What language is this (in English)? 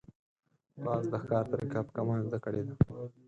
Pashto